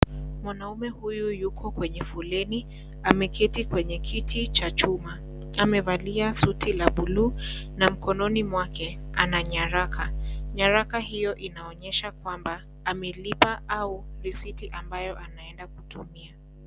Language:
Swahili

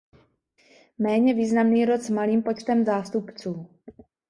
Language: Czech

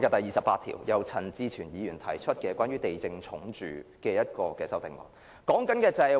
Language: Cantonese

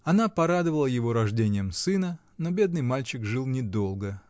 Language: Russian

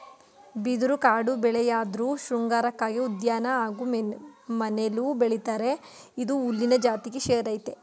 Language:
Kannada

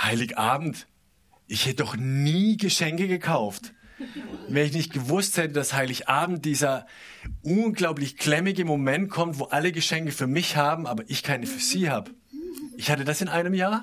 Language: German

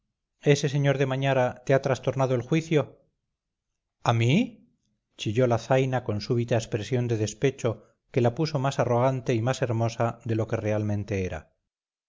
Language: Spanish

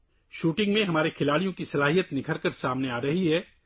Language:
Urdu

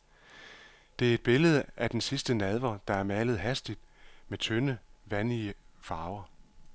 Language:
Danish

